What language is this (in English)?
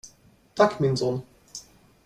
Swedish